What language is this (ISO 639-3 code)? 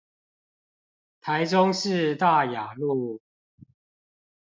zho